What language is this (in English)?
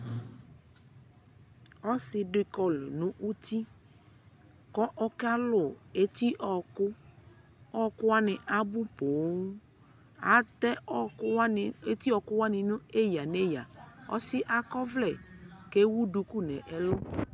Ikposo